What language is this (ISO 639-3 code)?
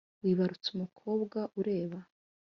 kin